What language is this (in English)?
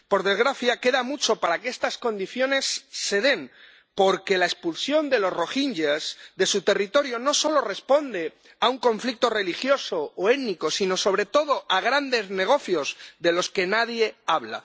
Spanish